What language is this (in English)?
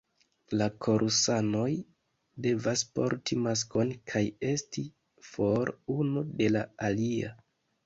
Esperanto